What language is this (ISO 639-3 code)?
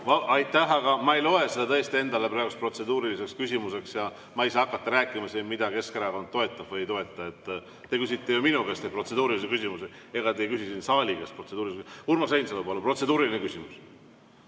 est